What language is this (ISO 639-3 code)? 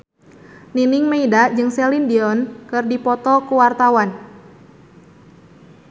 sun